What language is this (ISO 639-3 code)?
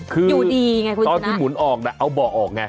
tha